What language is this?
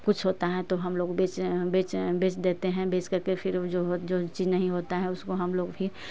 Hindi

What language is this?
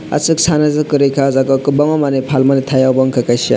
Kok Borok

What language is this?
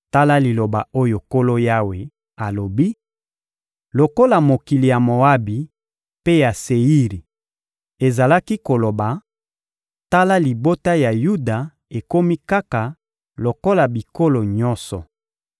Lingala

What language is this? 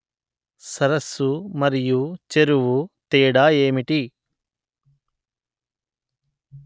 Telugu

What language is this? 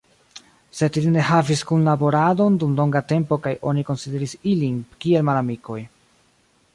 Esperanto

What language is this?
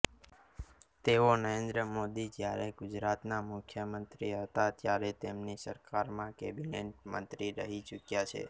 Gujarati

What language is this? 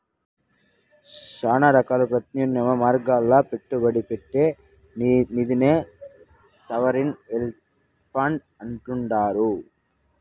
Telugu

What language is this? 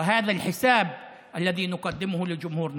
Hebrew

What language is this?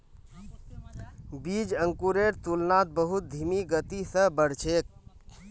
Magahi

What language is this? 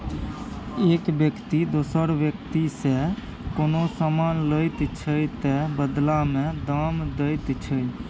Maithili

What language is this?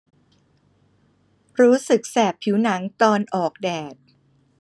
Thai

